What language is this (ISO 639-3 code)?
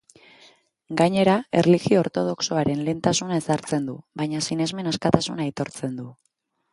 eus